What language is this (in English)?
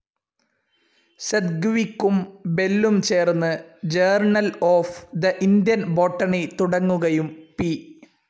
Malayalam